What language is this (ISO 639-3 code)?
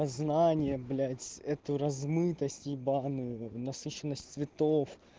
rus